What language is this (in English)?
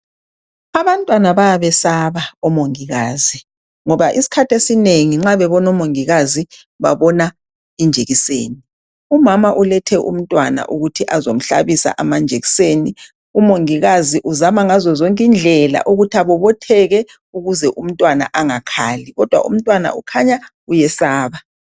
North Ndebele